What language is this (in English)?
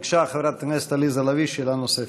Hebrew